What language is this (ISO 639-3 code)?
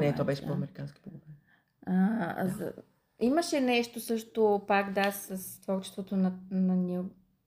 bul